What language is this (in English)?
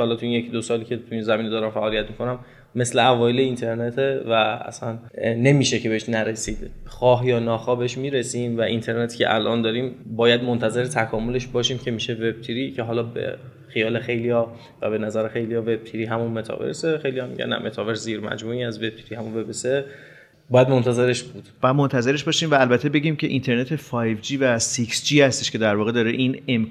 Persian